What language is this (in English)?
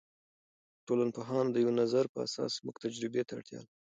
Pashto